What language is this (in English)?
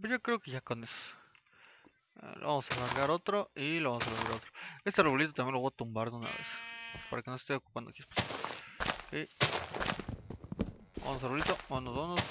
Spanish